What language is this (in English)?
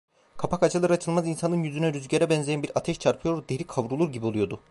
Turkish